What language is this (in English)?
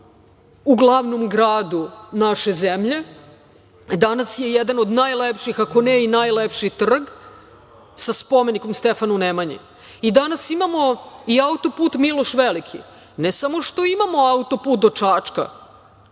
Serbian